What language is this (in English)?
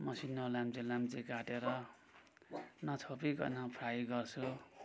Nepali